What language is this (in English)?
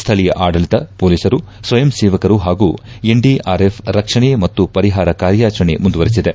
Kannada